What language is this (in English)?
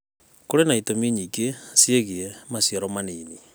Kikuyu